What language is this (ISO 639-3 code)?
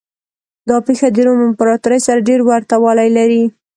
pus